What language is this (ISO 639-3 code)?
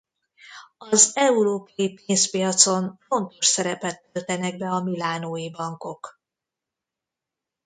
hun